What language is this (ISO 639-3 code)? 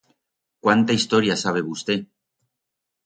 arg